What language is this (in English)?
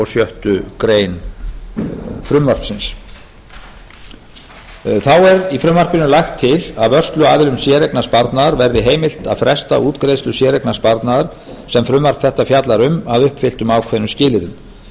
Icelandic